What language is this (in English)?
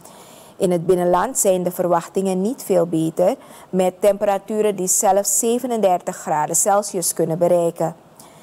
Dutch